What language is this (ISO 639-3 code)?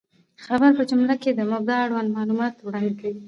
pus